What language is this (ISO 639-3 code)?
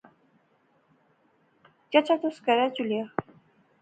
phr